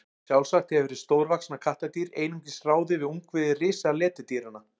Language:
Icelandic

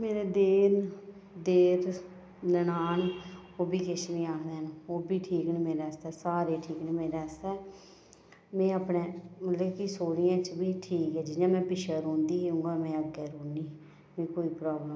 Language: Dogri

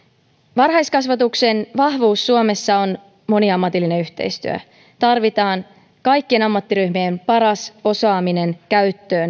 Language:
Finnish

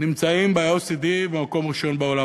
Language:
Hebrew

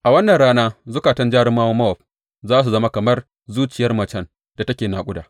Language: Hausa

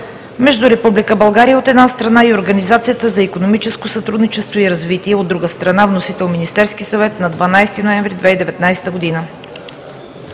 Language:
Bulgarian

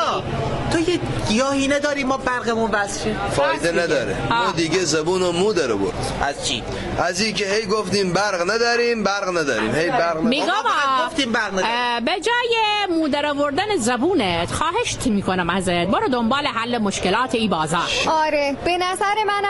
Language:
Persian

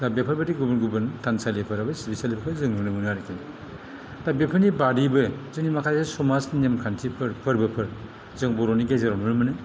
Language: Bodo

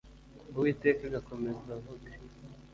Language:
Kinyarwanda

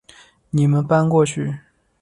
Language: Chinese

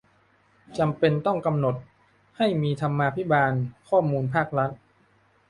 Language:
Thai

